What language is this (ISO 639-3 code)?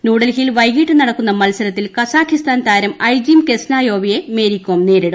mal